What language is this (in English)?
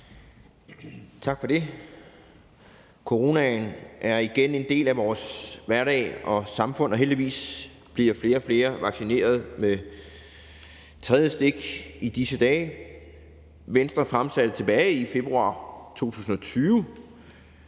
Danish